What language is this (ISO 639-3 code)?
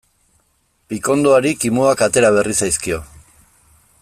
eus